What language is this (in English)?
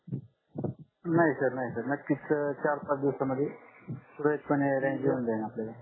Marathi